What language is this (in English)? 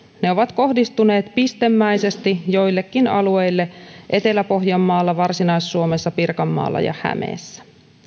Finnish